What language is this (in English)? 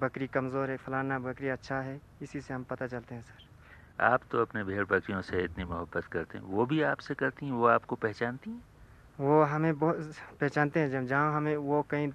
Hindi